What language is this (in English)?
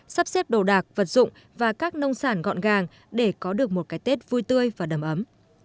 Vietnamese